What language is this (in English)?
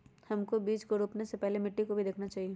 Magahi